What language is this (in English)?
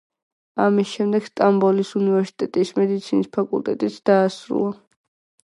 Georgian